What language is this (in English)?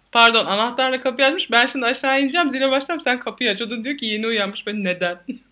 Turkish